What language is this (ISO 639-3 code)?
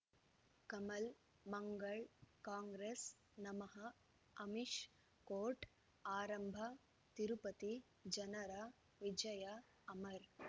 kan